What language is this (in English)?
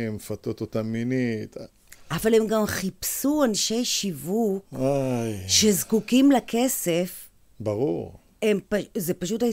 Hebrew